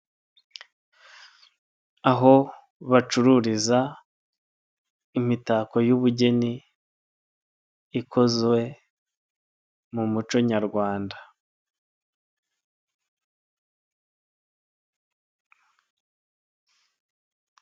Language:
Kinyarwanda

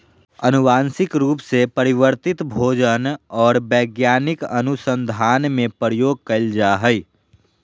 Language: Magahi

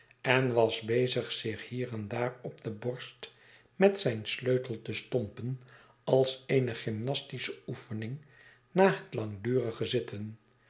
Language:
Dutch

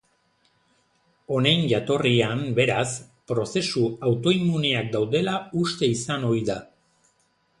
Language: Basque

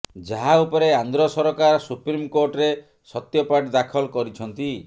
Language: Odia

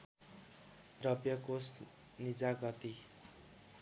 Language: Nepali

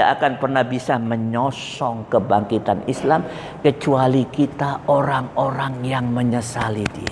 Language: Indonesian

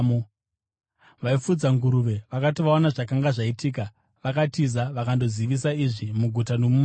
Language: Shona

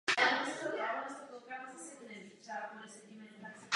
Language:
Czech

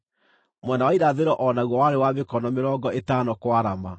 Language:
Kikuyu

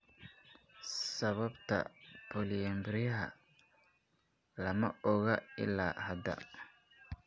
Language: Somali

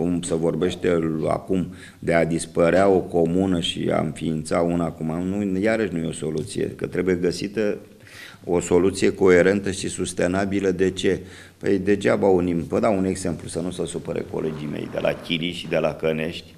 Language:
Romanian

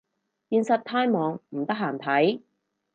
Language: Cantonese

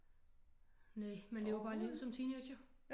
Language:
Danish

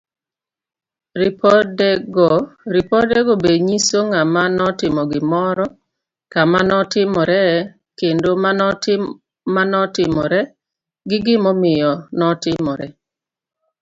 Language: Luo (Kenya and Tanzania)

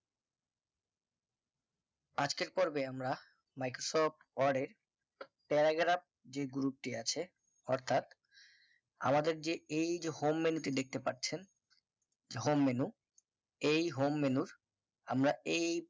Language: Bangla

